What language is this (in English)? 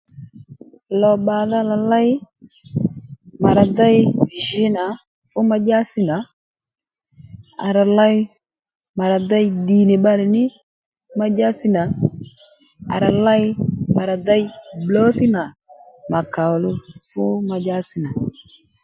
Lendu